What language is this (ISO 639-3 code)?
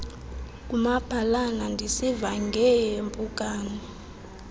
xho